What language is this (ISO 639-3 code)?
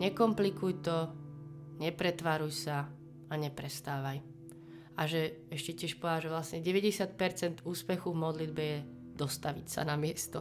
slk